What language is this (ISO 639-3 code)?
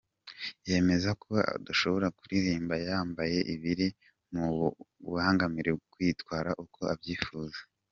kin